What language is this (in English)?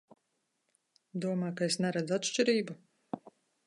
Latvian